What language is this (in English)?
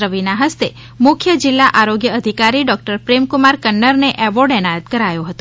Gujarati